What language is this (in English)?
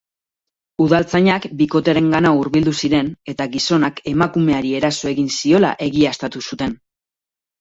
Basque